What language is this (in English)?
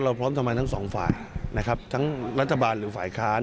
Thai